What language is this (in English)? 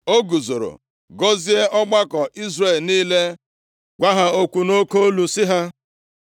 Igbo